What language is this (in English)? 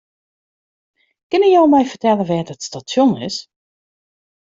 Western Frisian